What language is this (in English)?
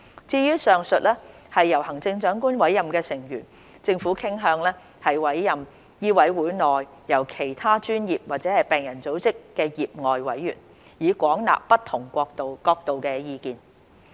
Cantonese